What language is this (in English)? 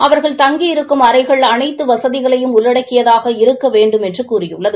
Tamil